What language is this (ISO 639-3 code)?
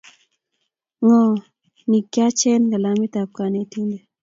kln